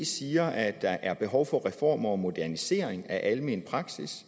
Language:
Danish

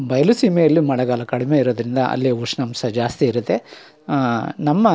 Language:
Kannada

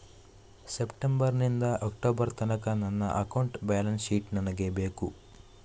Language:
Kannada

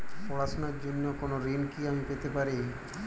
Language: Bangla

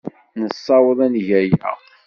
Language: Kabyle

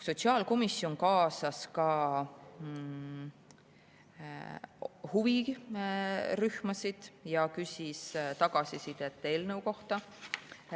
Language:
Estonian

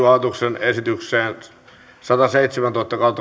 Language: Finnish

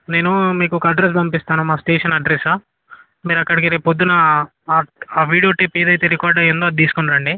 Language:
Telugu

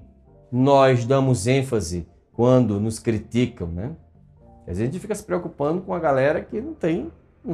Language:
Portuguese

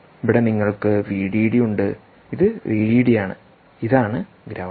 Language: Malayalam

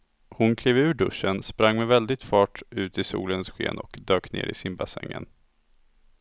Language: Swedish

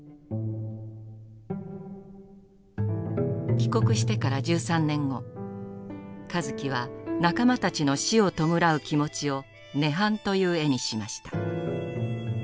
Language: Japanese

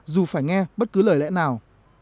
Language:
Vietnamese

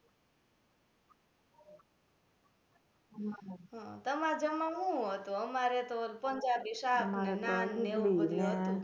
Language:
Gujarati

